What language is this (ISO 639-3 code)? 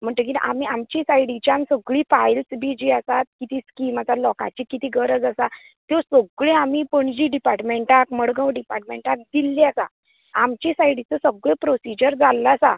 kok